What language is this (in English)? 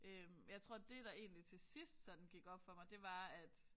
Danish